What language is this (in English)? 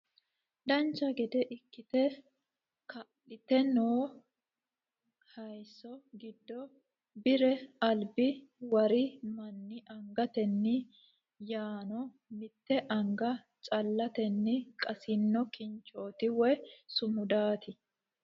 Sidamo